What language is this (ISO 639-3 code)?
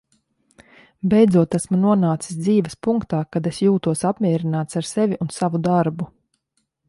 lav